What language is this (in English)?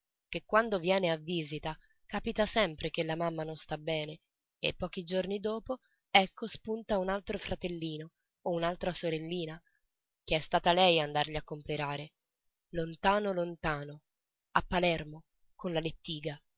Italian